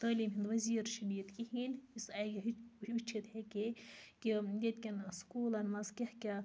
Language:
Kashmiri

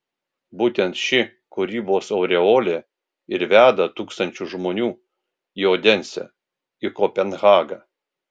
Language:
Lithuanian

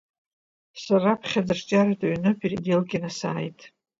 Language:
Abkhazian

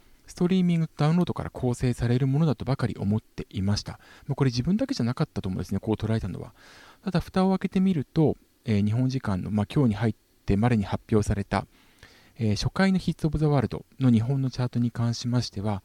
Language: Japanese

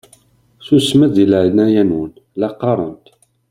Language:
Kabyle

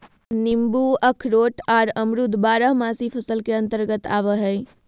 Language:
Magahi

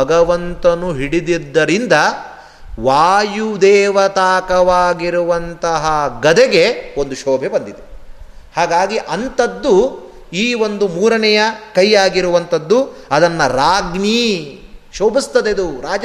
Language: Kannada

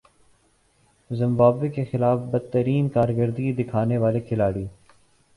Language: Urdu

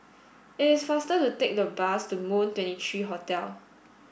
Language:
English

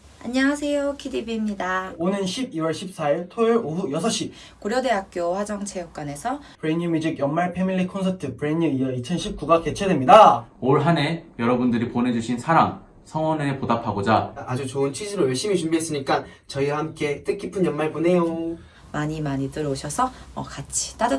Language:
Korean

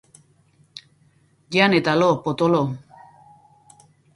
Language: Basque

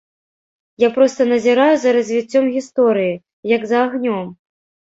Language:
Belarusian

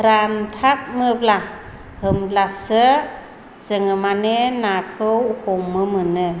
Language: Bodo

